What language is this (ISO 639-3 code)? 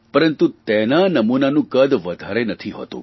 guj